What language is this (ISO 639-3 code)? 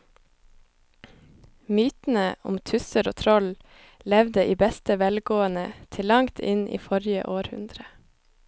nor